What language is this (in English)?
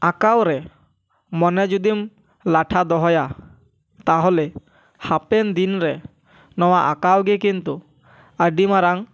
Santali